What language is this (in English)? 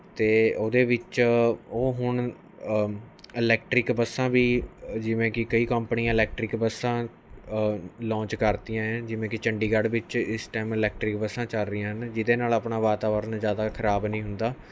Punjabi